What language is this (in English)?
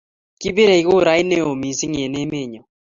Kalenjin